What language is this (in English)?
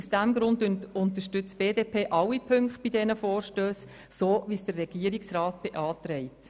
Swiss German